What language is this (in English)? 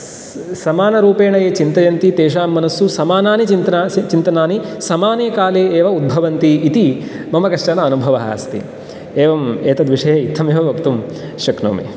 Sanskrit